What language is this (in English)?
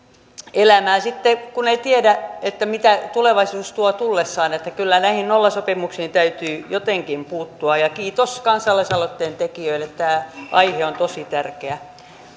Finnish